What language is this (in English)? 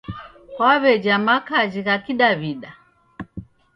Taita